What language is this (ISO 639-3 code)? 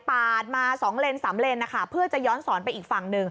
tha